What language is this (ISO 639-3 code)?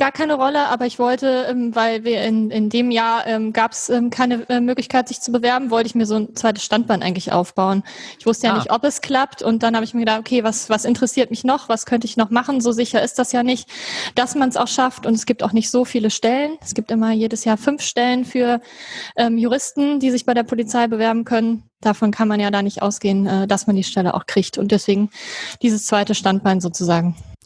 deu